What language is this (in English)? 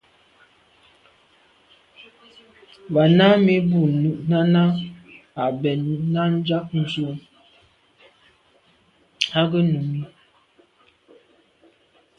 Medumba